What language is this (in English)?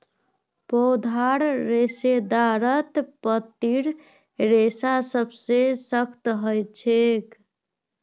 Magahi